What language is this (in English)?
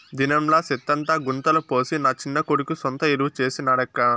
Telugu